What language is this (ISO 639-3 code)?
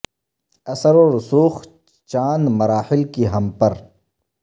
urd